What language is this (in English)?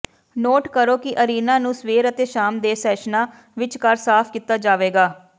Punjabi